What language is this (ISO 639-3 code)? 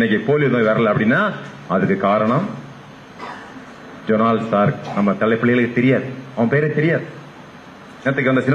tam